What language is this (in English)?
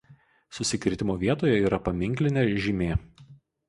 Lithuanian